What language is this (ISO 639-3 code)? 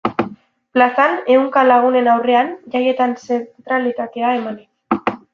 eus